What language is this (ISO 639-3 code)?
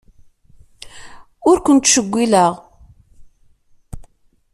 kab